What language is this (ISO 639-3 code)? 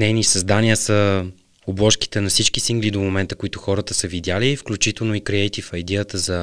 bul